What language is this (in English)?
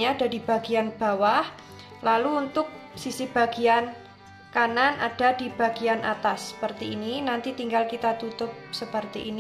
Indonesian